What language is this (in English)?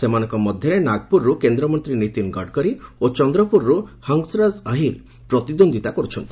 Odia